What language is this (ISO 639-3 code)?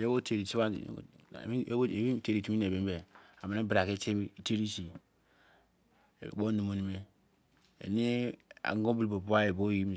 ijc